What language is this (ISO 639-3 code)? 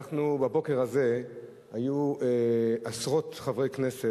heb